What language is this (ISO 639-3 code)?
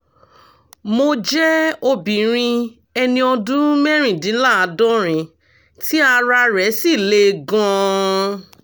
yor